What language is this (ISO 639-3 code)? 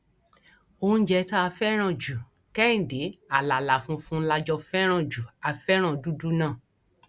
yor